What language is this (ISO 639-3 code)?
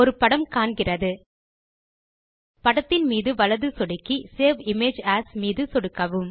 tam